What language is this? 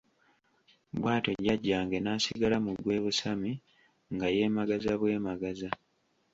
Ganda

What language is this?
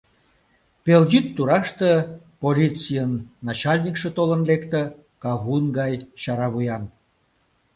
Mari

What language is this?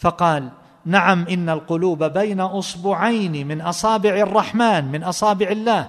Arabic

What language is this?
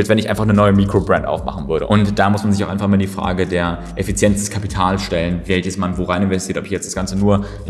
German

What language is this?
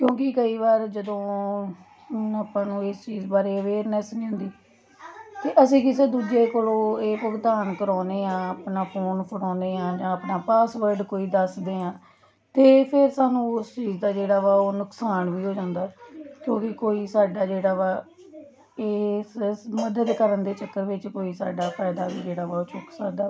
Punjabi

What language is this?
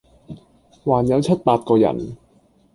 Cantonese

